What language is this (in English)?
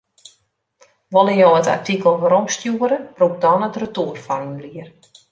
Western Frisian